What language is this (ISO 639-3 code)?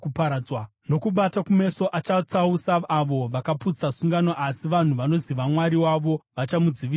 sna